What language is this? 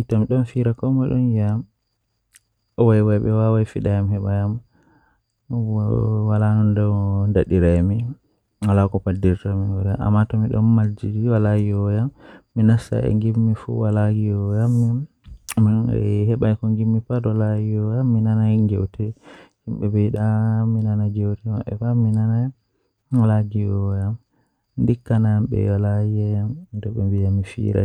Western Niger Fulfulde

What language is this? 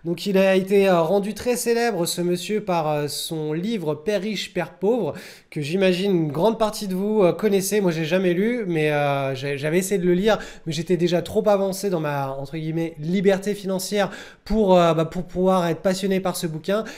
French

